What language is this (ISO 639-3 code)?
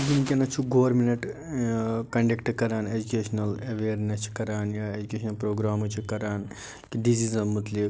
kas